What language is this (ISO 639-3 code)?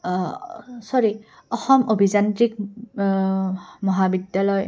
asm